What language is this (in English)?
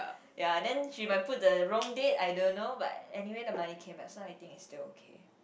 English